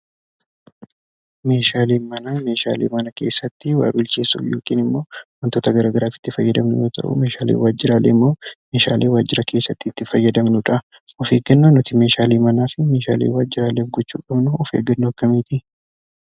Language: Oromo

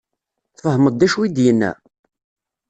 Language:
Kabyle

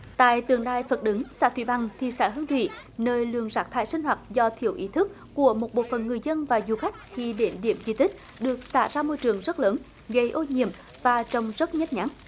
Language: Vietnamese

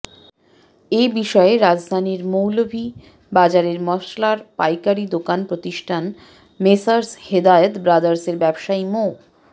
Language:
Bangla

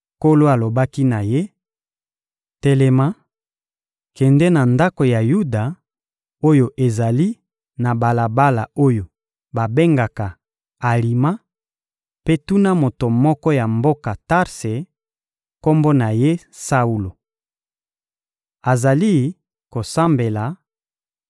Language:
Lingala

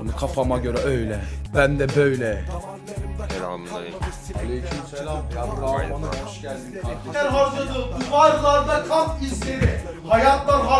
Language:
Turkish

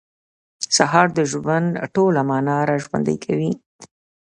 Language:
Pashto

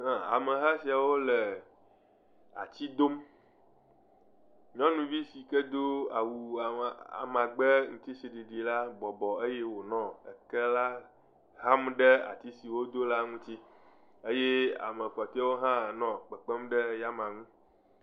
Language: Ewe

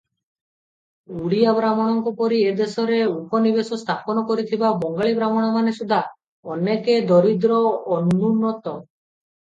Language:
Odia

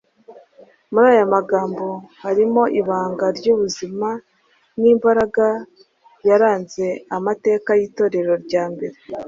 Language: Kinyarwanda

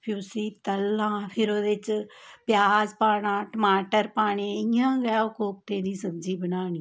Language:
Dogri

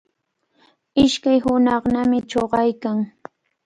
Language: Cajatambo North Lima Quechua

